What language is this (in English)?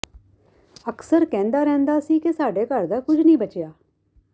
Punjabi